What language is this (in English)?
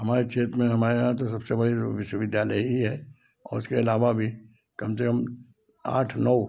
Hindi